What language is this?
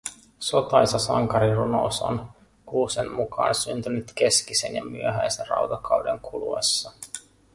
Finnish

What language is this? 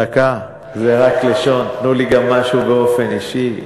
Hebrew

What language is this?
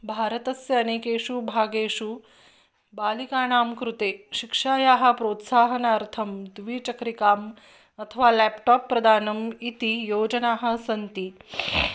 Sanskrit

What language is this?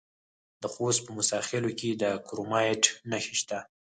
Pashto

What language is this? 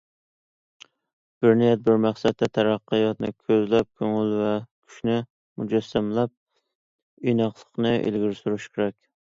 Uyghur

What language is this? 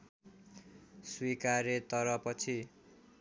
Nepali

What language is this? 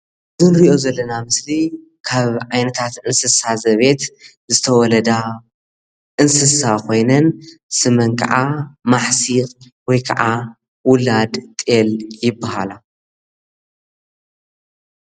Tigrinya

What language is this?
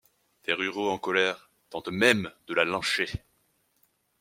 French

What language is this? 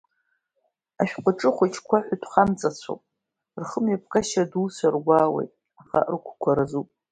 Abkhazian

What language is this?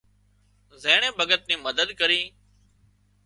Wadiyara Koli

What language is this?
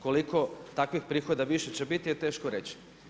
Croatian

